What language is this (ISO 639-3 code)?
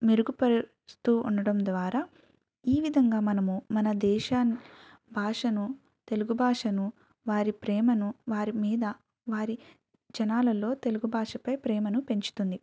tel